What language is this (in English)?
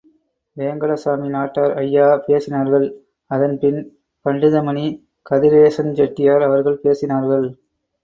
Tamil